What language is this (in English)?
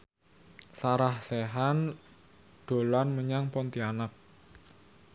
Javanese